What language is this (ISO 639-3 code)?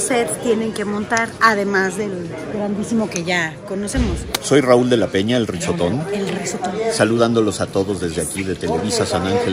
spa